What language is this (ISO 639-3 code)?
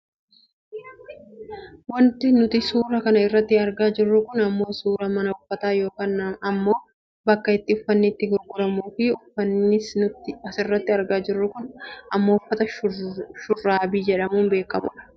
orm